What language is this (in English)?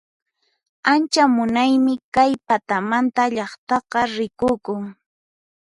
Puno Quechua